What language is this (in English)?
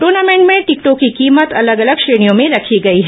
Hindi